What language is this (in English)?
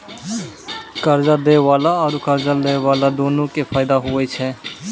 Maithili